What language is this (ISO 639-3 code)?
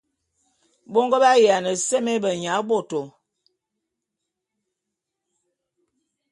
bum